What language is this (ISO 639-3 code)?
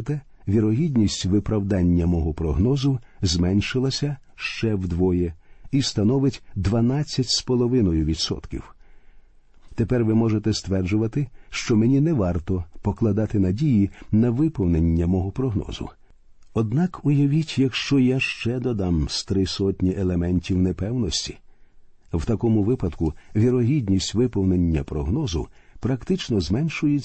ukr